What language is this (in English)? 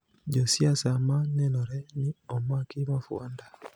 Luo (Kenya and Tanzania)